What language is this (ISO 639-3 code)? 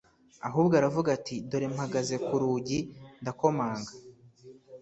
kin